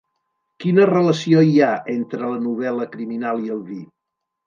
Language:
Catalan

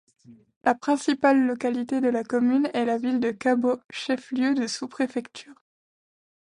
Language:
French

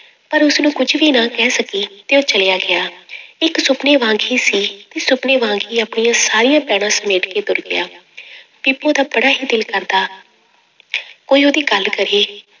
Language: Punjabi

